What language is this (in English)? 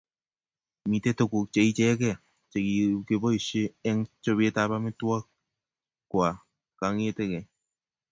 Kalenjin